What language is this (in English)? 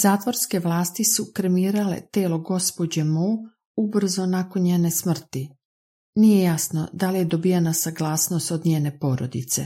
Croatian